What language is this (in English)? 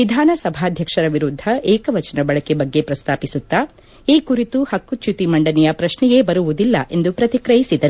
Kannada